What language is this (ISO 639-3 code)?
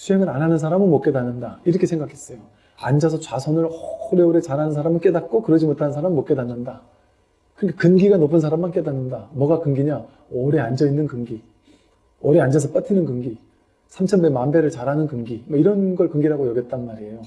kor